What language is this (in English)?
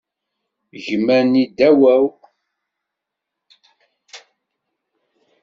Kabyle